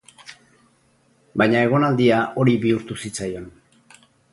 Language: Basque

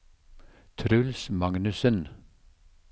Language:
Norwegian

